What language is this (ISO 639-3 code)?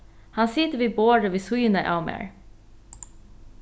fao